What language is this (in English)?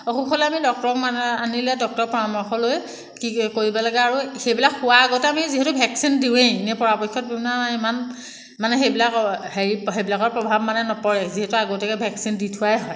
Assamese